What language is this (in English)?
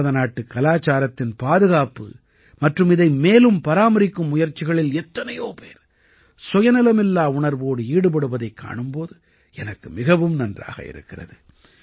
Tamil